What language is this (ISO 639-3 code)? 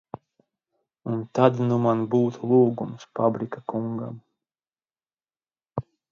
lav